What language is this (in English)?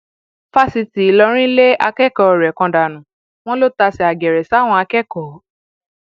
Yoruba